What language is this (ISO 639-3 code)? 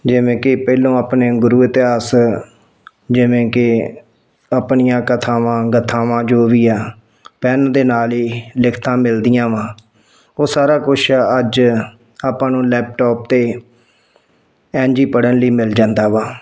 pan